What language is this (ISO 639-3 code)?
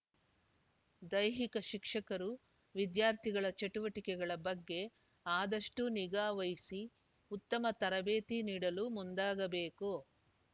kan